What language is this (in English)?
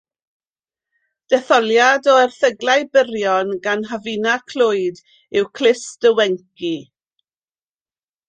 Welsh